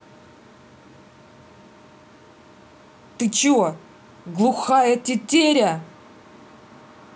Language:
Russian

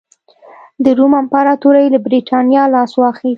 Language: Pashto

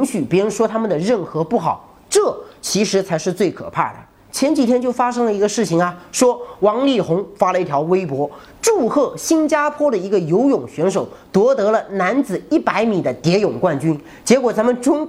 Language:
Chinese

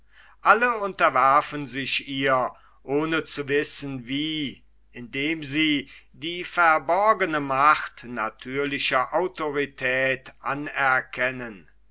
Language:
German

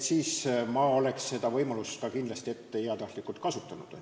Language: Estonian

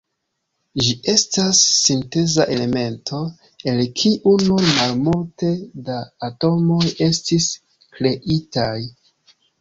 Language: Esperanto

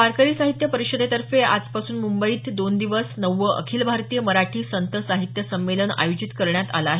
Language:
Marathi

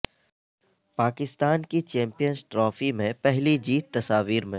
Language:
Urdu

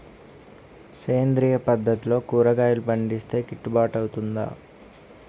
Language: Telugu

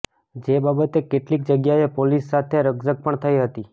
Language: Gujarati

